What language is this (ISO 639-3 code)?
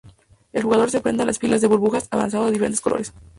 spa